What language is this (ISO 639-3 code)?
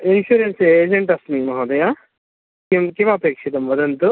san